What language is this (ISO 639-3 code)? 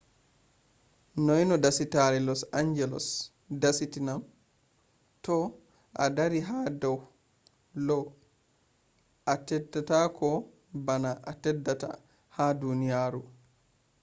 ful